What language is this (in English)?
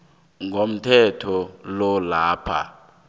South Ndebele